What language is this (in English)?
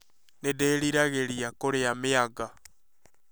Kikuyu